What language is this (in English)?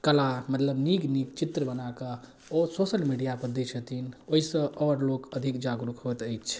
Maithili